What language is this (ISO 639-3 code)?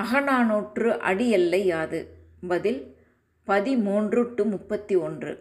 tam